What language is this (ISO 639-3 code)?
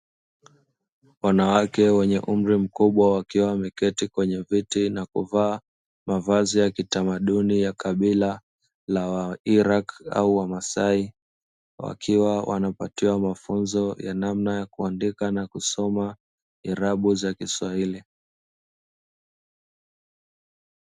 swa